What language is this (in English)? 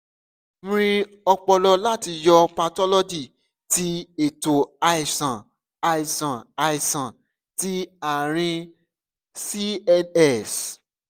Yoruba